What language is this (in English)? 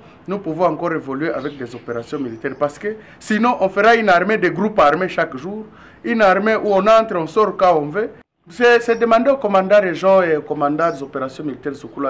French